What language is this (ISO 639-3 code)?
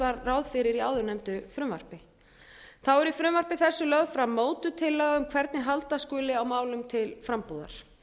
isl